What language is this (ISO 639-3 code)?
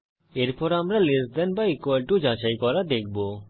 ben